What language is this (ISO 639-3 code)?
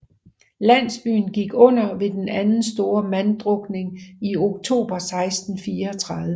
dan